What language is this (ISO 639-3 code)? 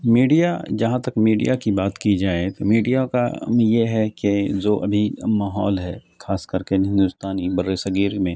urd